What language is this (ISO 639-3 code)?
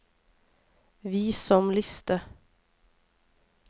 nor